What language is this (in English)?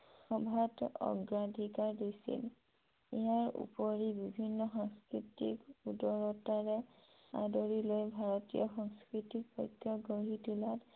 Assamese